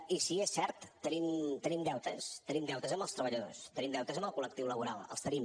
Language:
Catalan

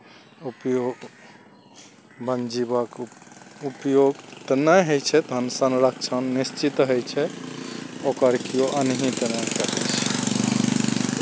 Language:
Maithili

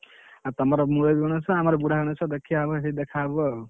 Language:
Odia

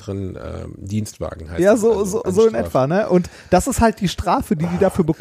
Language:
German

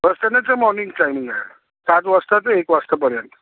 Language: Marathi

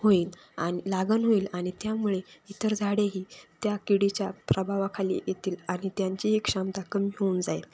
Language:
Marathi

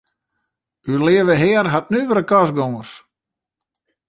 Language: Western Frisian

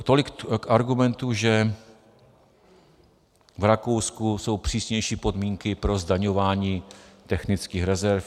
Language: Czech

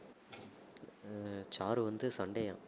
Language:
Tamil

